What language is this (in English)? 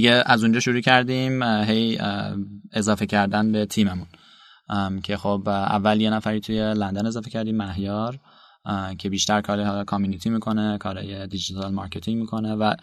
Persian